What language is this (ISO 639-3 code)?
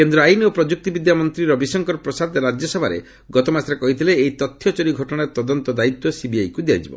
ori